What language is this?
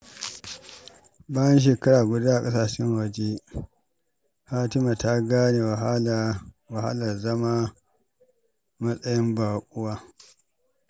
Hausa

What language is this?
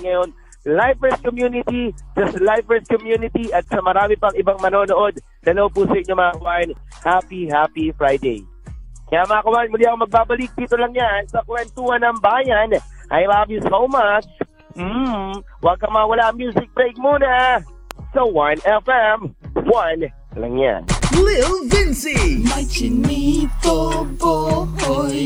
Filipino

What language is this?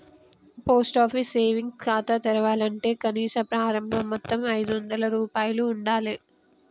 Telugu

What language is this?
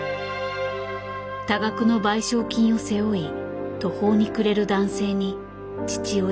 Japanese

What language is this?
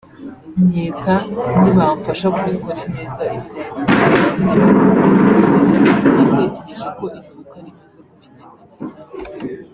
Kinyarwanda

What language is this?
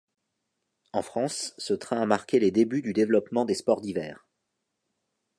French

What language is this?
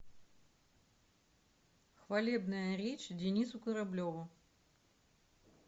Russian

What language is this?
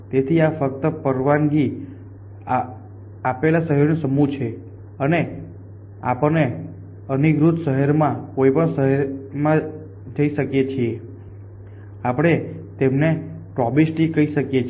Gujarati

